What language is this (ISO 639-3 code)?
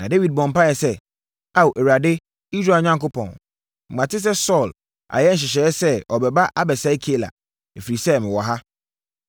aka